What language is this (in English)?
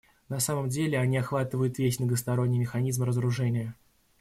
Russian